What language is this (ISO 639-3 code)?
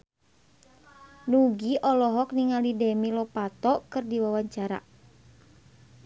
sun